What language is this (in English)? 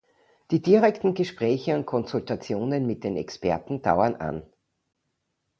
German